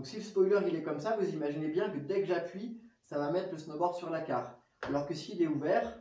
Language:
French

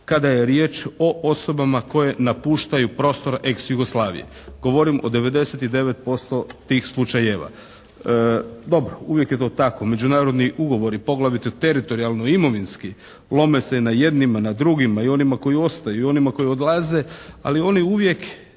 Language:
Croatian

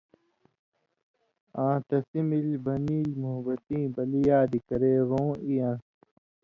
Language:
Indus Kohistani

